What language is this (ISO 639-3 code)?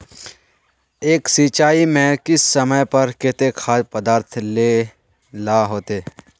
mag